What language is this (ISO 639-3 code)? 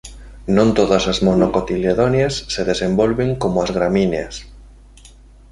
glg